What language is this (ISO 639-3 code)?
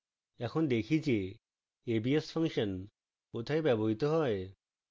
ben